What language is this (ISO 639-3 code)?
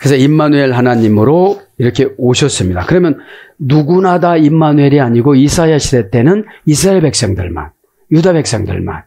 kor